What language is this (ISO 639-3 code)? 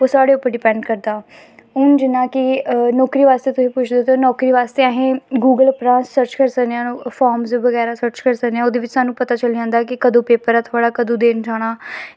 doi